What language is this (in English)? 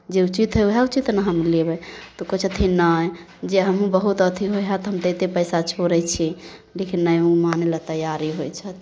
Maithili